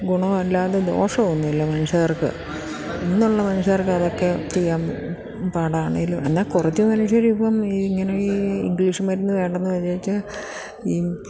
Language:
Malayalam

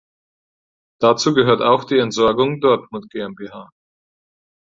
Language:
German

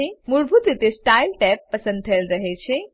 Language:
Gujarati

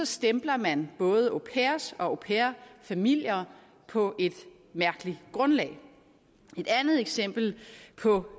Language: Danish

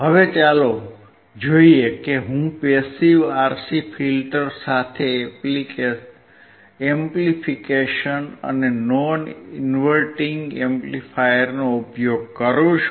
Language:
Gujarati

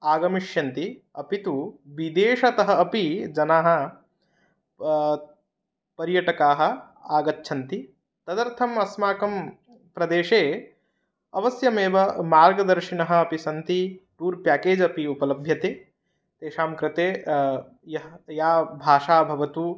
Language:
Sanskrit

